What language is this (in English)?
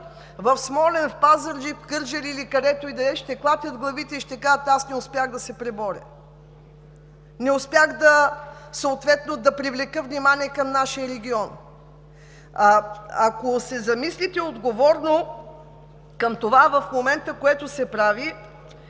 Bulgarian